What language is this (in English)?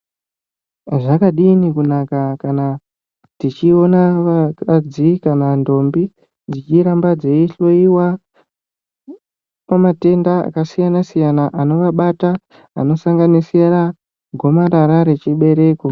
Ndau